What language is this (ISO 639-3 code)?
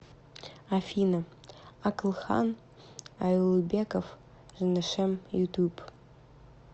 rus